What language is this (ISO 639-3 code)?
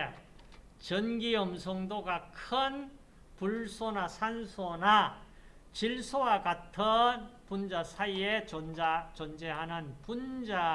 kor